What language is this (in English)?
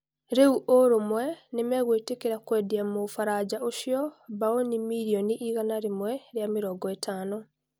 Kikuyu